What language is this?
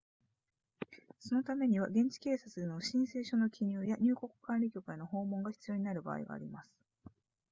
Japanese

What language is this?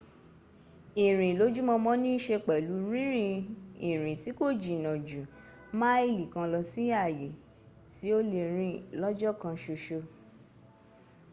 Yoruba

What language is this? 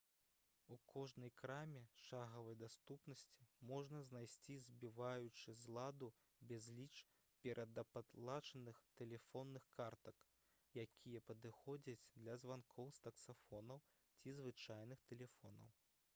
Belarusian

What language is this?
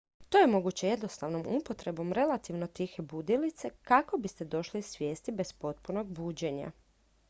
Croatian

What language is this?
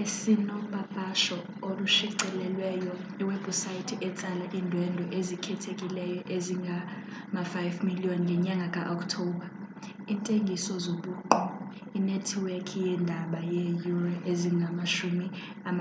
Xhosa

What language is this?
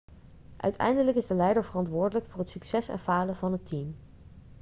Dutch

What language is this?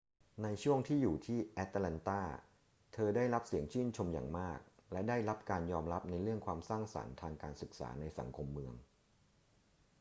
Thai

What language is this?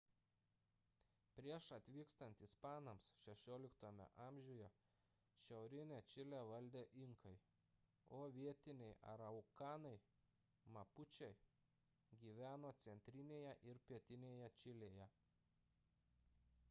Lithuanian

